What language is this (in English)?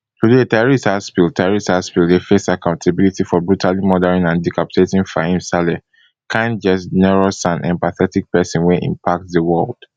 Nigerian Pidgin